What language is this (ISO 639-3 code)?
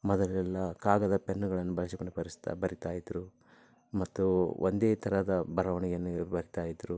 kan